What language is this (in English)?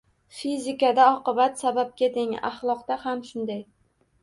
Uzbek